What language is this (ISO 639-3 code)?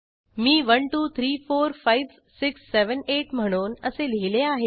mar